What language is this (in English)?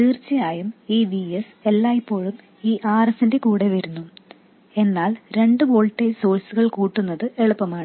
Malayalam